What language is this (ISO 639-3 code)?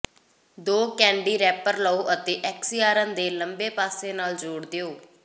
pan